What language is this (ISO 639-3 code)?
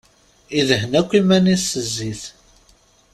kab